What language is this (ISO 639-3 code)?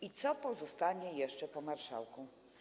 pol